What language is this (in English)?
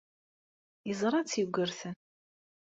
Kabyle